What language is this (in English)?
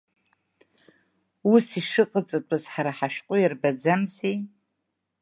Abkhazian